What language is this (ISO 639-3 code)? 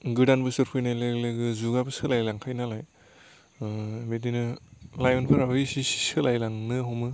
brx